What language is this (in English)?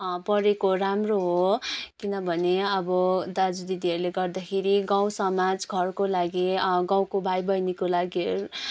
Nepali